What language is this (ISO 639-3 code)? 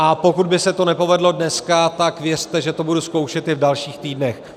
ces